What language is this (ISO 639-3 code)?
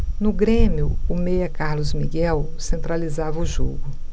por